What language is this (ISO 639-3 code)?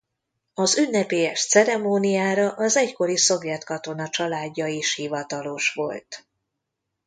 hun